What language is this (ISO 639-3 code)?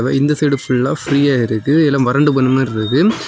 tam